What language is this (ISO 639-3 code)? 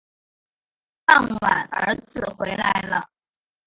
zho